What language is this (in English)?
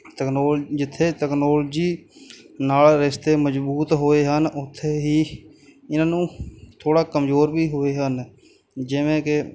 Punjabi